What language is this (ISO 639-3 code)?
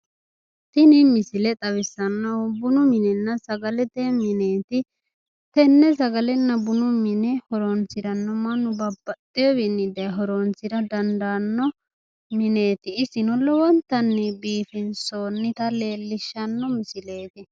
sid